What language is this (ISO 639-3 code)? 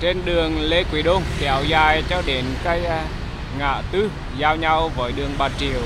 vie